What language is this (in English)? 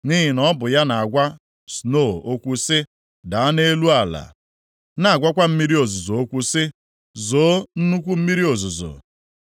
Igbo